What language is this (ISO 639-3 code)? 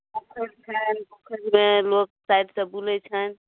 mai